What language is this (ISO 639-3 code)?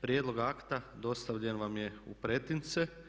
hrv